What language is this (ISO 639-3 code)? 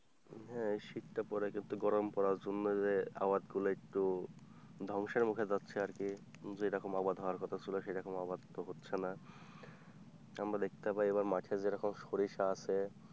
ben